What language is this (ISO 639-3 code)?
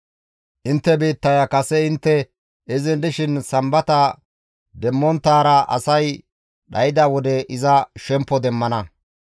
gmv